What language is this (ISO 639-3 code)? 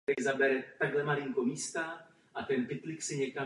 ces